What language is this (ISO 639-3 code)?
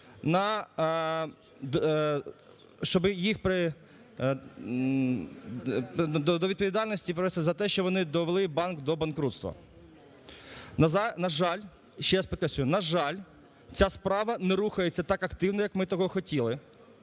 ukr